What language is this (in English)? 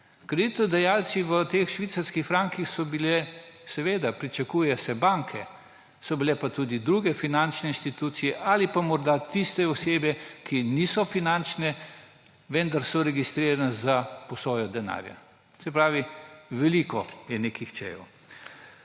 Slovenian